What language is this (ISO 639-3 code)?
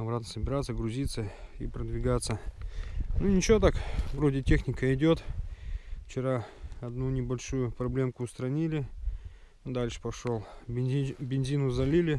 rus